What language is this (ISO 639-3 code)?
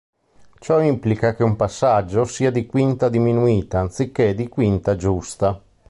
ita